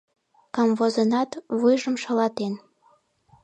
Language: Mari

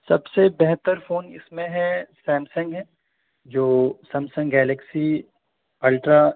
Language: Urdu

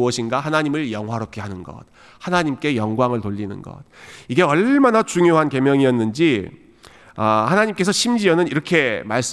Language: Korean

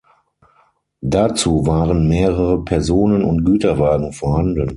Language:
German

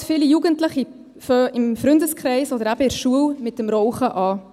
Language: Swiss German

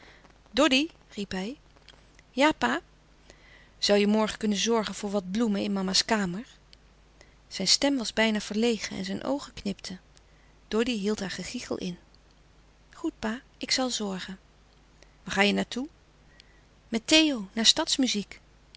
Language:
Dutch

